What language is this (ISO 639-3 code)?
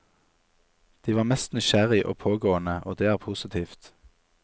nor